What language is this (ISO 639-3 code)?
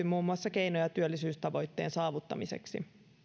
fin